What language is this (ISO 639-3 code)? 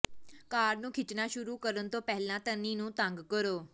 pan